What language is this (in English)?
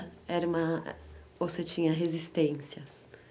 Portuguese